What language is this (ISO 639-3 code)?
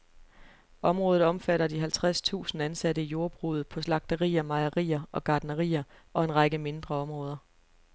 dan